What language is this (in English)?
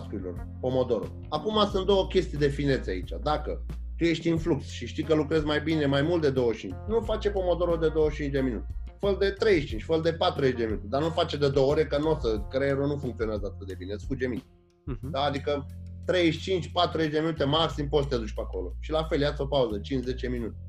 Romanian